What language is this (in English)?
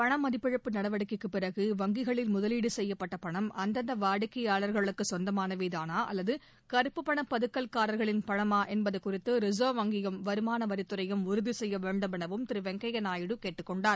Tamil